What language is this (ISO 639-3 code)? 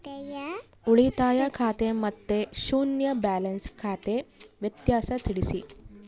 kan